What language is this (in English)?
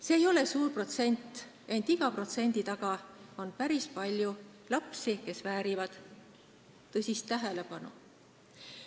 Estonian